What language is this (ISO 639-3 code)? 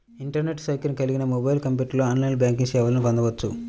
tel